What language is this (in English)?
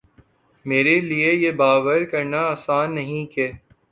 Urdu